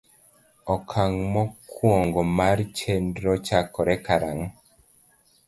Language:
Luo (Kenya and Tanzania)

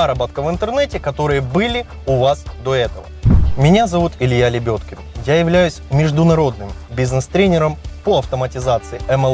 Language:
Russian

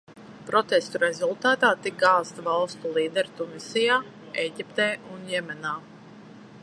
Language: Latvian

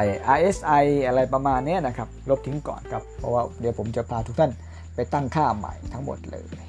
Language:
Thai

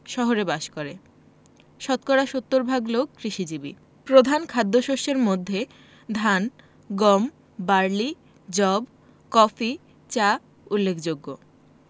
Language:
Bangla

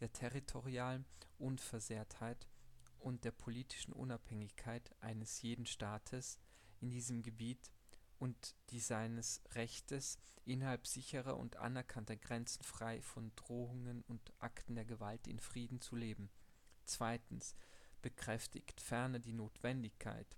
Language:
German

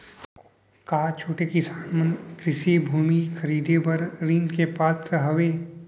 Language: Chhattisgarhi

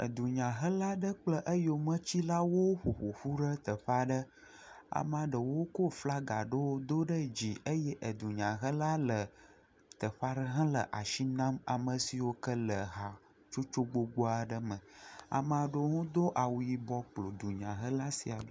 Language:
Ewe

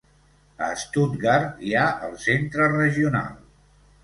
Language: Catalan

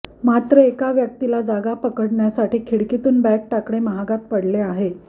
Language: Marathi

